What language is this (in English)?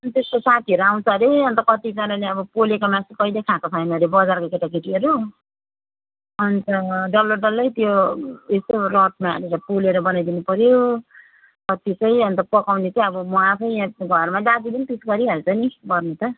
Nepali